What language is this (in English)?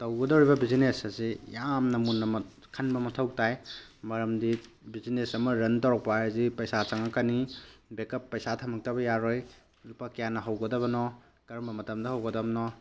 Manipuri